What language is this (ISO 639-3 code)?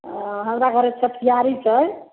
mai